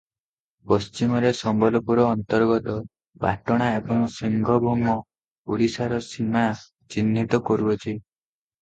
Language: Odia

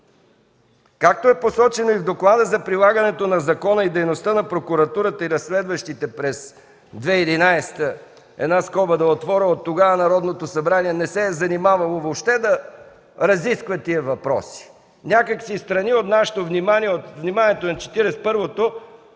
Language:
Bulgarian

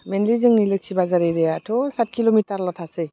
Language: Bodo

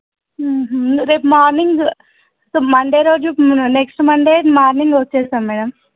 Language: Telugu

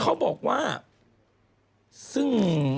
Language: Thai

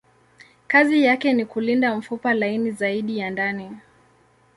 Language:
Swahili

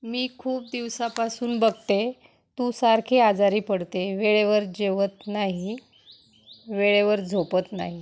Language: Marathi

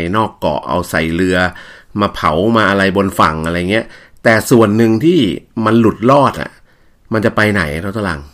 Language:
Thai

